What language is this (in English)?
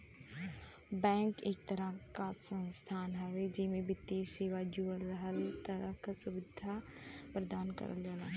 Bhojpuri